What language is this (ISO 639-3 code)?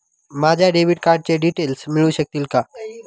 mar